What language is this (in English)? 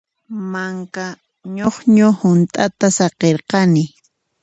Puno Quechua